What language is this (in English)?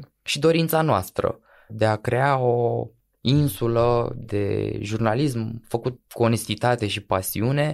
Romanian